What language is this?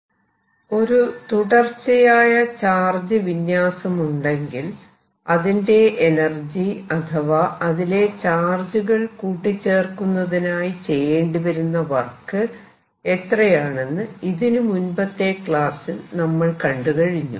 Malayalam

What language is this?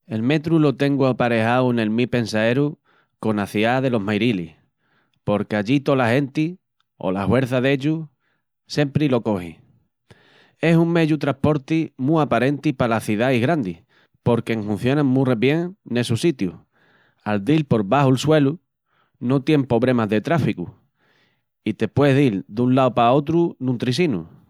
Extremaduran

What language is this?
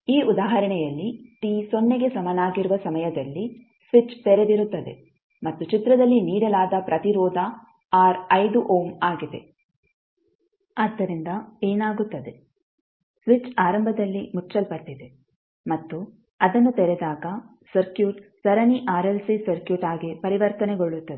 Kannada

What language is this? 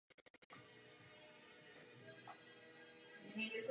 Czech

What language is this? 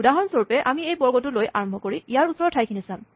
Assamese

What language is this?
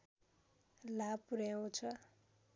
Nepali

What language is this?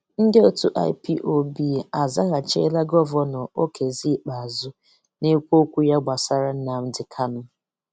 Igbo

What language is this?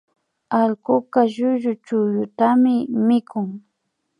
Imbabura Highland Quichua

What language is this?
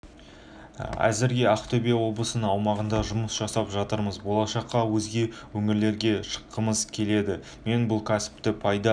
Kazakh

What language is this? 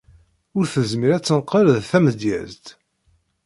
Kabyle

